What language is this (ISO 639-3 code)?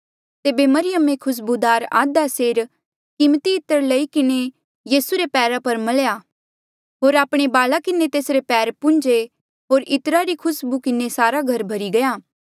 mjl